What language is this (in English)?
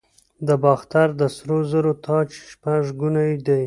Pashto